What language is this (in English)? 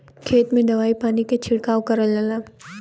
Bhojpuri